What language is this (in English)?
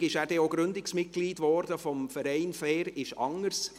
Swiss German